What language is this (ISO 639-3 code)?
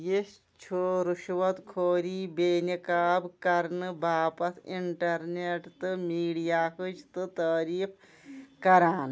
kas